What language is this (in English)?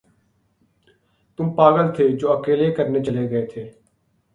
Urdu